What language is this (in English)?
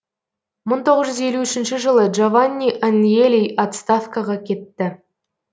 Kazakh